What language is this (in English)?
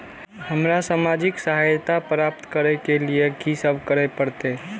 Maithili